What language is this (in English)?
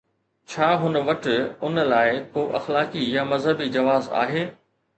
Sindhi